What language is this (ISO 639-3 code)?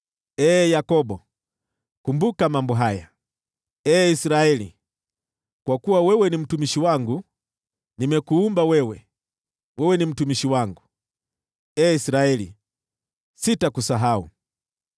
swa